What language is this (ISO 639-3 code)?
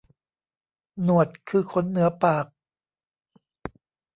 tha